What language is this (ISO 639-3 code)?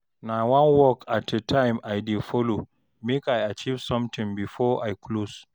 pcm